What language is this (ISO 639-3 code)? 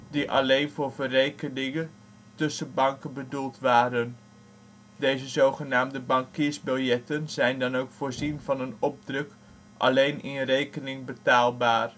nld